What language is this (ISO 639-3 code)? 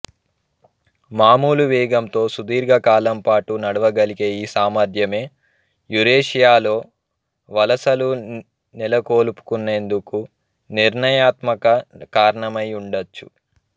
tel